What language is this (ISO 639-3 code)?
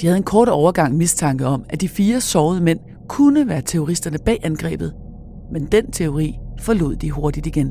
dan